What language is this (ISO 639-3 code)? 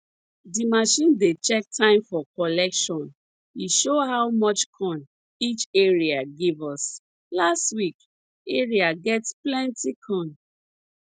pcm